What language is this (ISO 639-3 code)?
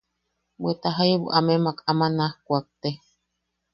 yaq